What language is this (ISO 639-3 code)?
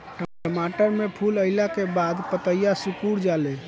bho